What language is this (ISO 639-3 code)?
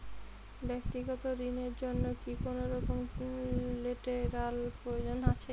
ben